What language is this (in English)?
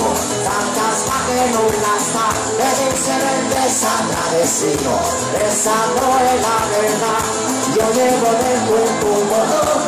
Greek